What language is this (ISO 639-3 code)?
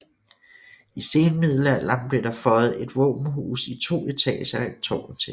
dan